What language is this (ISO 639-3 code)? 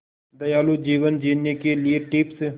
hin